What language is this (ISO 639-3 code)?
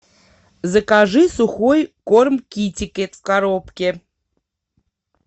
rus